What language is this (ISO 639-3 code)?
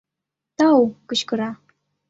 chm